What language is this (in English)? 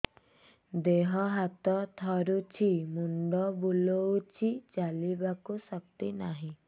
Odia